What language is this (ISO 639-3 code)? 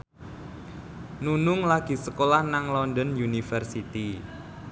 jav